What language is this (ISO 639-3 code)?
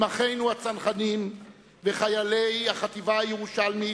heb